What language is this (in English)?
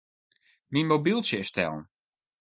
Western Frisian